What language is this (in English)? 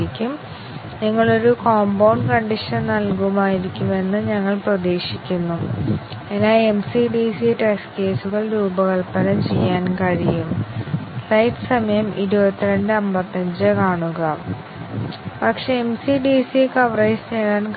Malayalam